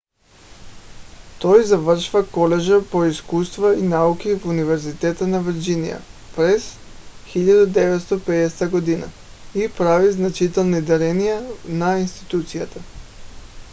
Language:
Bulgarian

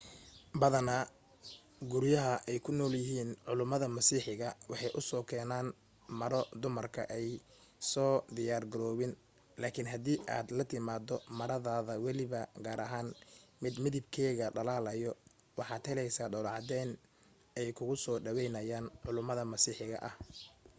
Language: Somali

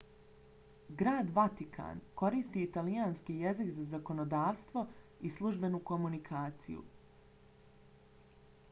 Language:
Bosnian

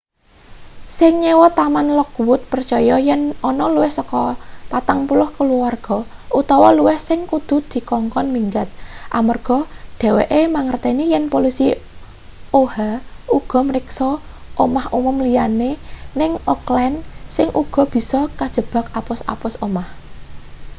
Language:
Javanese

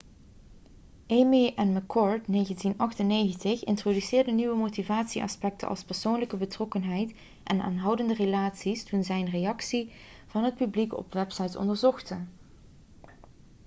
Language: Dutch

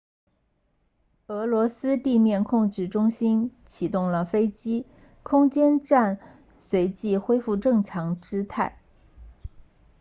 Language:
Chinese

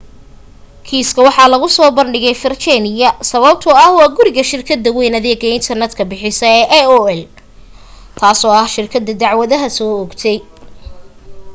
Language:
Somali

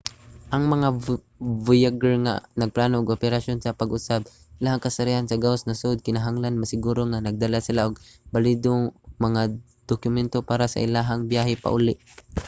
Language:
Cebuano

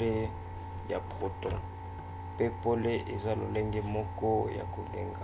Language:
Lingala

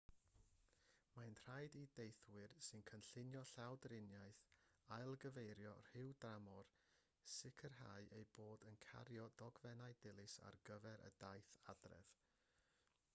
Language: Welsh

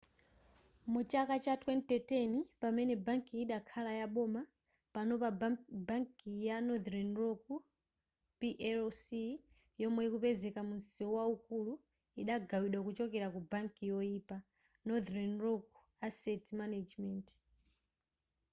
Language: Nyanja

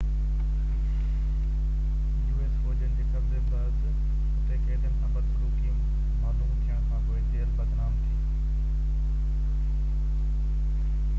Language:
Sindhi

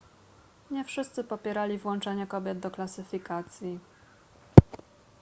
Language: Polish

